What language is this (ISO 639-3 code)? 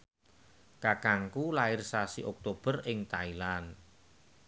jav